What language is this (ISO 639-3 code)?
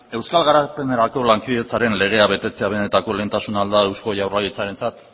eus